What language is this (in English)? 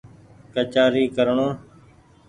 Goaria